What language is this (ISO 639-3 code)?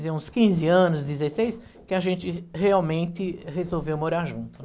por